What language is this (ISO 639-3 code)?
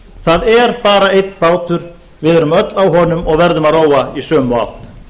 isl